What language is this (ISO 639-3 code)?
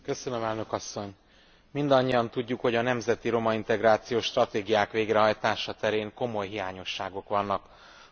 hun